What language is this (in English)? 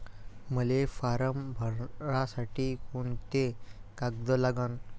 Marathi